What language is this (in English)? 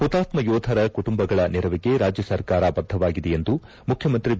Kannada